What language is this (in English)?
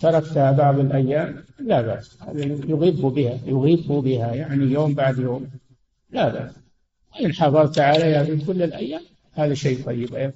Arabic